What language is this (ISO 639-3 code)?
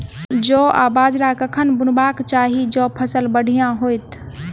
mai